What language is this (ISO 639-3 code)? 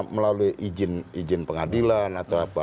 ind